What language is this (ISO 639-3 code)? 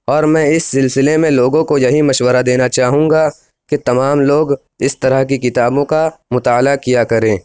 urd